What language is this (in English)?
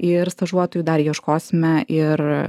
Lithuanian